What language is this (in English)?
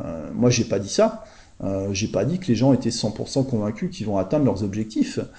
French